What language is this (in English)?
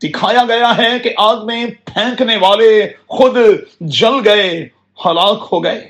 Urdu